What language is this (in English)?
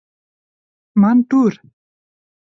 Latvian